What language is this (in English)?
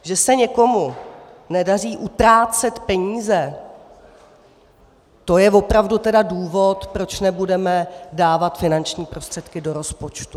Czech